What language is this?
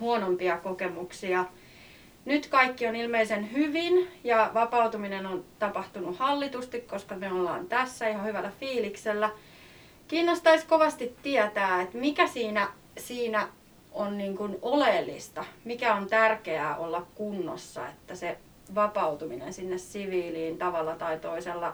Finnish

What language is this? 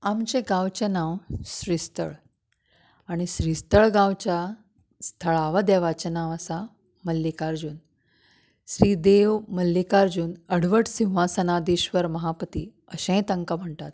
Konkani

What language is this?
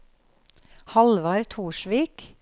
Norwegian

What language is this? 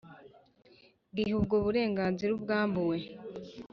Kinyarwanda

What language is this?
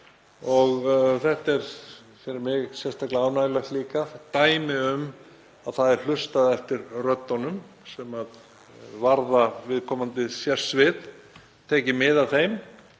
Icelandic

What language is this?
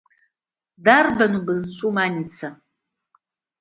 Abkhazian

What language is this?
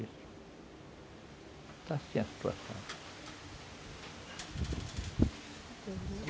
Portuguese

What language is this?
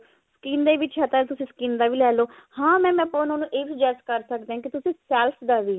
Punjabi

